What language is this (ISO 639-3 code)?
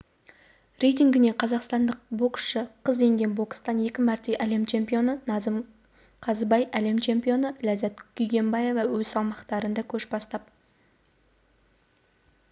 kaz